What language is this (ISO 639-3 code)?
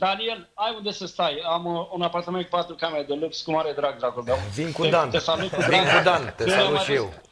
ron